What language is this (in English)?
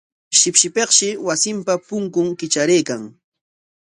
Corongo Ancash Quechua